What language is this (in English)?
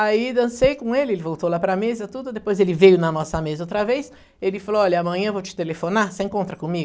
Portuguese